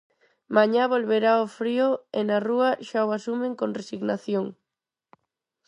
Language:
Galician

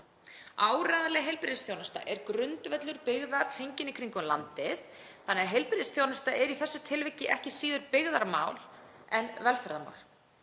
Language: Icelandic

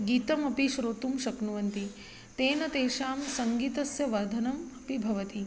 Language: Sanskrit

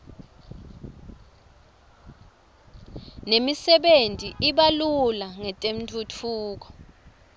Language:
Swati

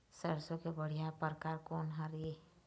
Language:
Chhattisgarhi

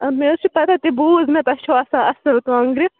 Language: Kashmiri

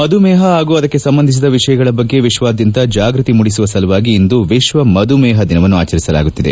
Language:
Kannada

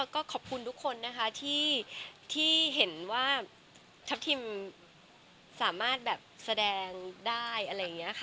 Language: Thai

